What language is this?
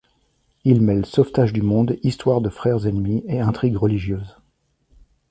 French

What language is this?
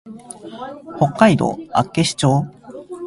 Japanese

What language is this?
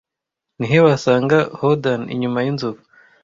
Kinyarwanda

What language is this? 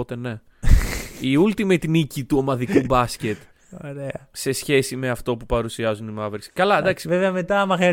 Greek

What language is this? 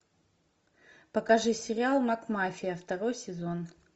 Russian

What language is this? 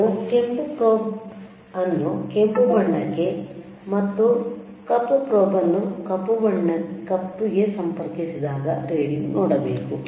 Kannada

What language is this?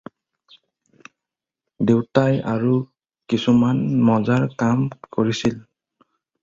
Assamese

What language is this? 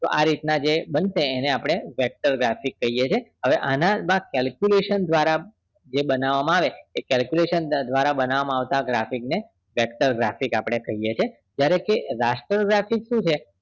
Gujarati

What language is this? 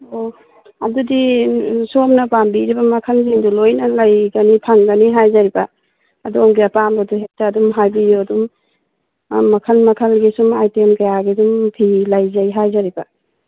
Manipuri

